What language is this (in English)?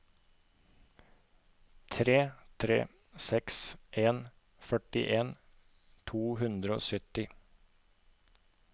Norwegian